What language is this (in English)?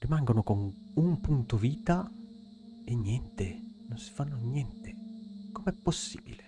Italian